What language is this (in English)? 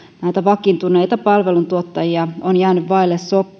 Finnish